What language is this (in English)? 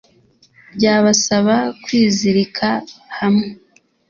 Kinyarwanda